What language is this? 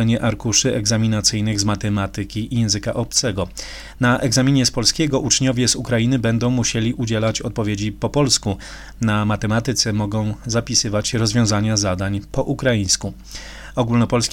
Polish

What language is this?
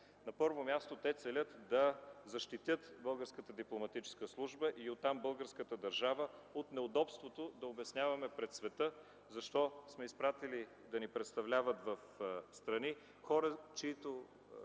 Bulgarian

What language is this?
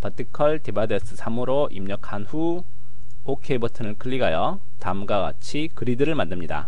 Korean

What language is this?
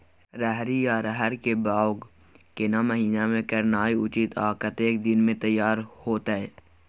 Maithili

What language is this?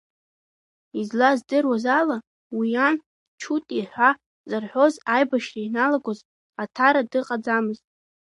Abkhazian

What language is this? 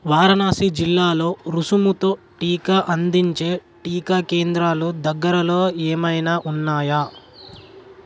Telugu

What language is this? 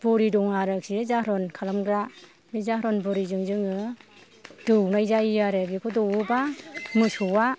Bodo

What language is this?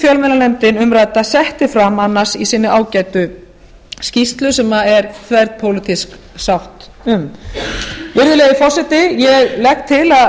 Icelandic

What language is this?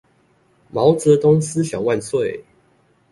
Chinese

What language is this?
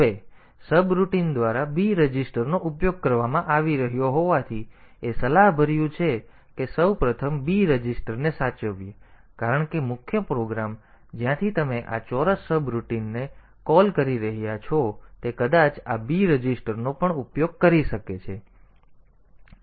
Gujarati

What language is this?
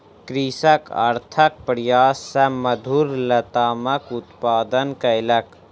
Maithili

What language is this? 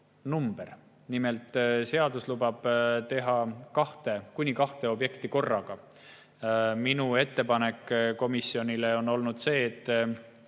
Estonian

